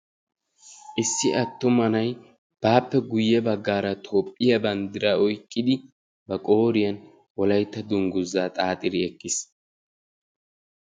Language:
Wolaytta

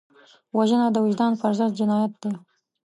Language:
Pashto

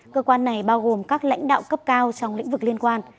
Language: Vietnamese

